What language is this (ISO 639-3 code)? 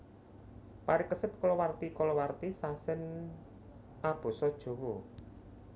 jav